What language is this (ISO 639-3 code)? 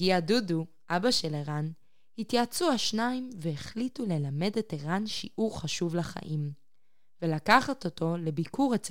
heb